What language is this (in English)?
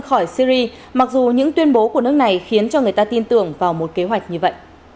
Vietnamese